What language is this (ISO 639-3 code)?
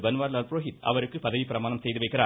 tam